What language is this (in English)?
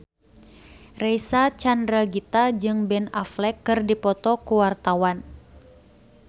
Sundanese